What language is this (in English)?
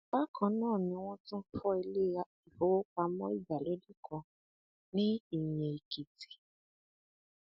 Yoruba